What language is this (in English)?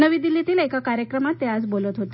Marathi